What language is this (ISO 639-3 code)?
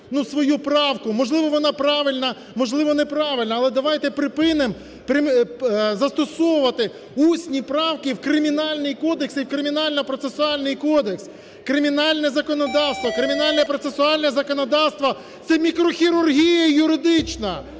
ukr